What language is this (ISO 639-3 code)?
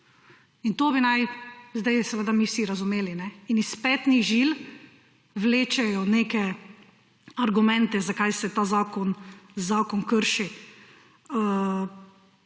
slv